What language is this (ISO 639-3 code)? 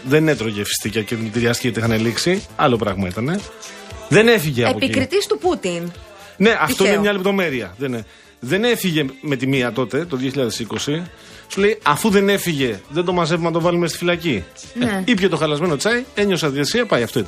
ell